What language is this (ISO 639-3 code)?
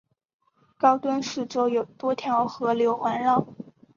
zho